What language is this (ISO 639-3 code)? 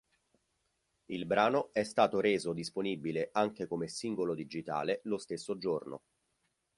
ita